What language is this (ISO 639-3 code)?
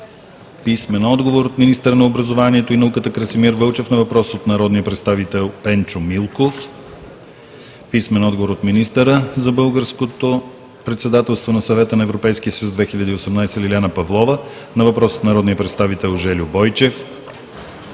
bul